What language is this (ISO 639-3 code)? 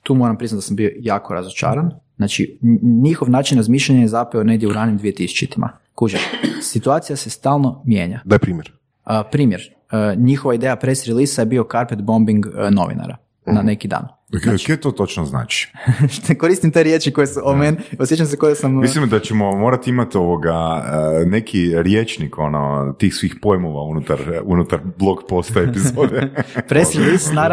hrv